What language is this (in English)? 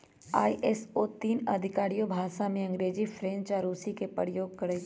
Magahi